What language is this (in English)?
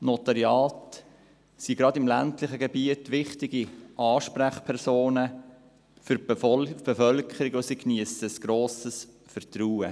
Swiss German